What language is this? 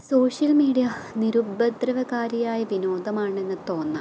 Malayalam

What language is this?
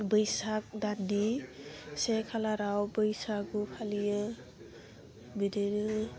Bodo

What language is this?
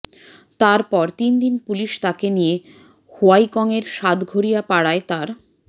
Bangla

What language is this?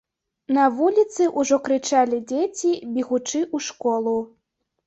Belarusian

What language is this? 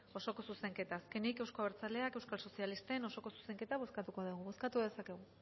Basque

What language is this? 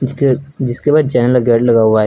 Hindi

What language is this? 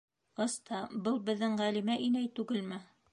Bashkir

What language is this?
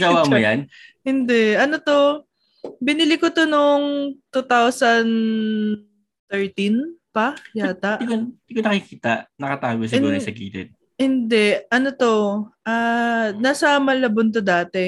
Filipino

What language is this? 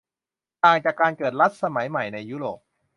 Thai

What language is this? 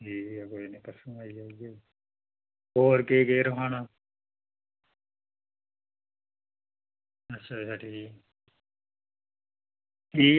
Dogri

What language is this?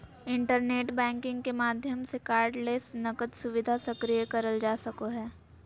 Magahi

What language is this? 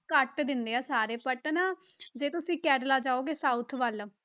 Punjabi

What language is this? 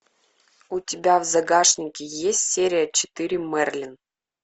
Russian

